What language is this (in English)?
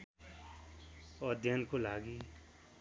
Nepali